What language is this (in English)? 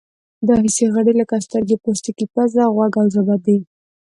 Pashto